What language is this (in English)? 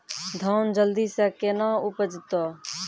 Maithili